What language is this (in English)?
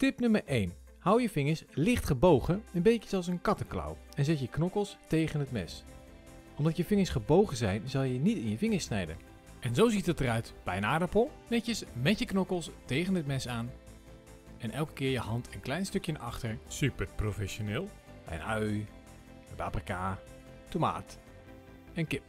Dutch